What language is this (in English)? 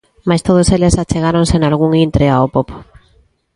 Galician